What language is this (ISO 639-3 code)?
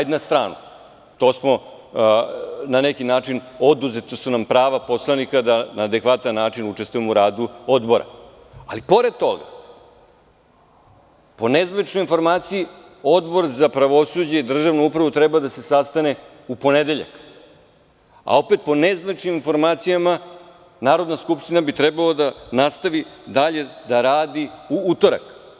srp